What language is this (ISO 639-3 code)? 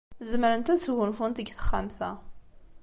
kab